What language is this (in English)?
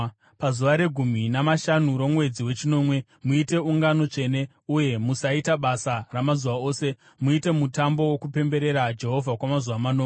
Shona